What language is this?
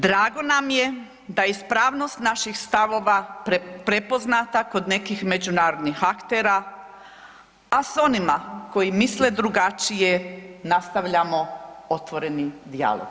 Croatian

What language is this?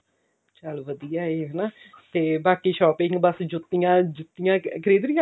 Punjabi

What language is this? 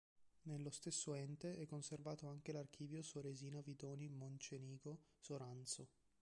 Italian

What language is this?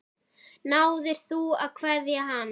Icelandic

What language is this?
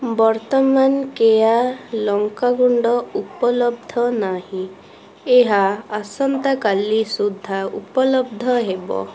Odia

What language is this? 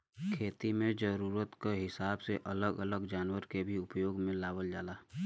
Bhojpuri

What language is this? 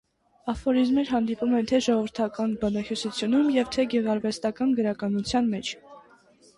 Armenian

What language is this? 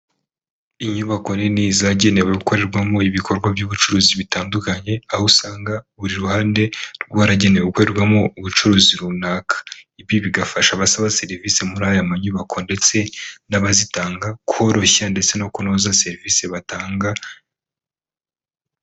Kinyarwanda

